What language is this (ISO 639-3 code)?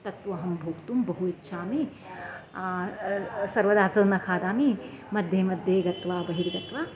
san